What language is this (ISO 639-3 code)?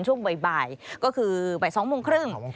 tha